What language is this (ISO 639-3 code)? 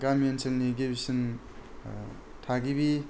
brx